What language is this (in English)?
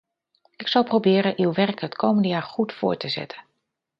Dutch